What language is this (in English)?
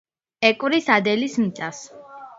Georgian